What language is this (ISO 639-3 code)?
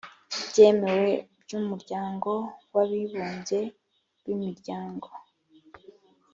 kin